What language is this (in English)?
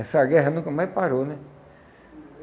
Portuguese